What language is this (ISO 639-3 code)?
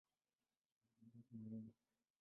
swa